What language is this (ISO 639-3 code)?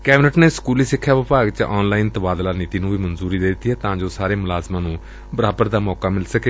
pan